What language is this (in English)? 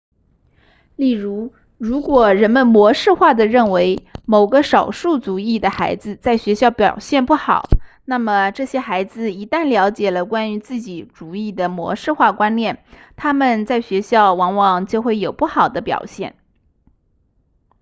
Chinese